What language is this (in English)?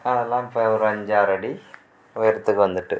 Tamil